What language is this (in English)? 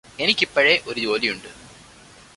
Malayalam